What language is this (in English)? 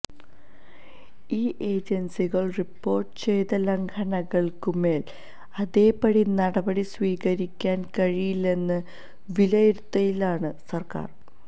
Malayalam